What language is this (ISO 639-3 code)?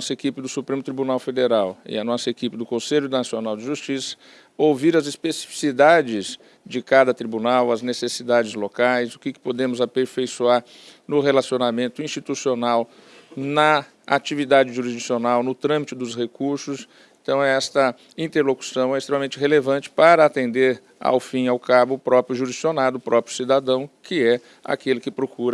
por